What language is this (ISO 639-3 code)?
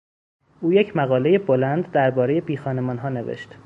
fas